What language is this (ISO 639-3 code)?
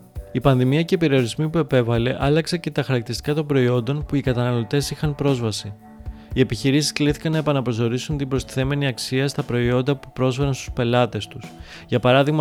ell